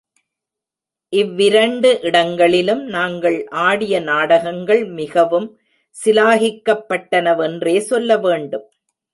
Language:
Tamil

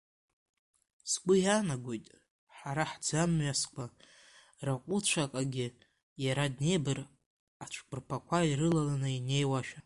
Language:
Abkhazian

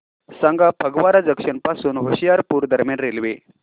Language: Marathi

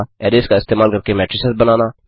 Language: Hindi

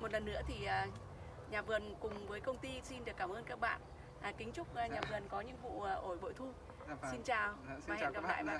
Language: Vietnamese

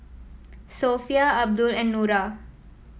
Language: English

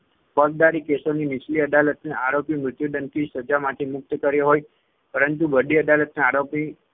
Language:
Gujarati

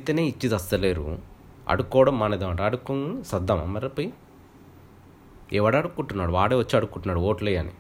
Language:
Telugu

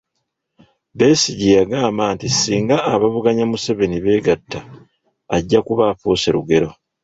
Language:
Ganda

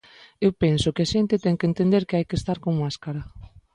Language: Galician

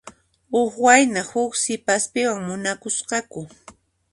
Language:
Puno Quechua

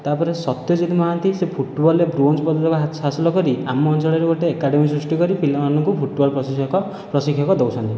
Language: Odia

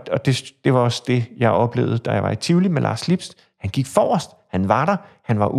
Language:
Danish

